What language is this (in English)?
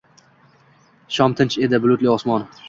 Uzbek